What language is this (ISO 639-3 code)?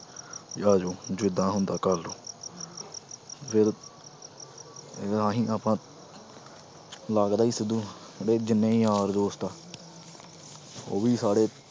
pan